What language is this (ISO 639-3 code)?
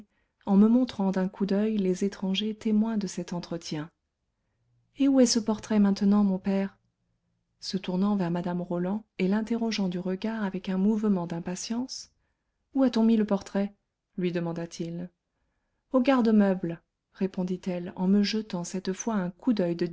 fra